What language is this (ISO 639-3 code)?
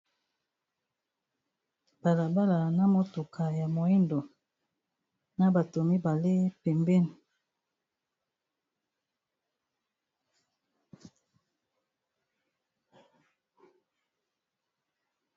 lin